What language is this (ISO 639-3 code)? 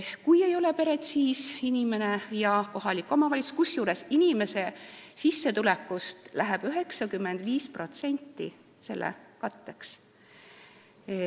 est